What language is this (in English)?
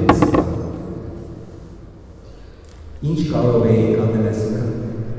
Turkish